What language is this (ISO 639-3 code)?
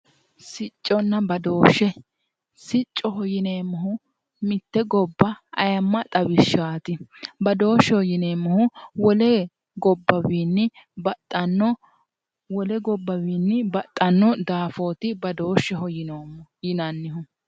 sid